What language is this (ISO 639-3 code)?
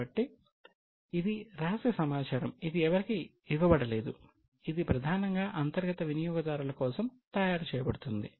tel